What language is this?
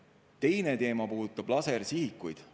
Estonian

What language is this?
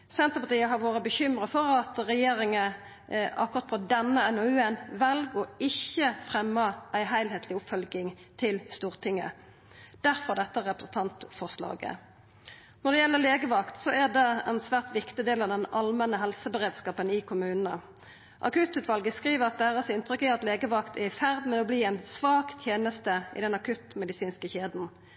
Norwegian Nynorsk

